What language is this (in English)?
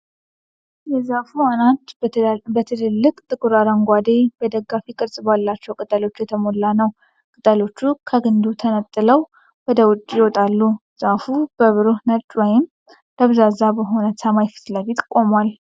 Amharic